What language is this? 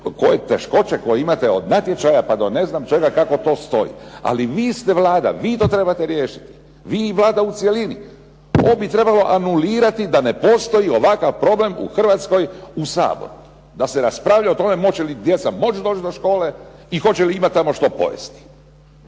Croatian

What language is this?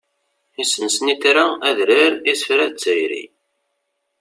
Kabyle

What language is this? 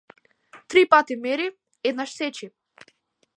Macedonian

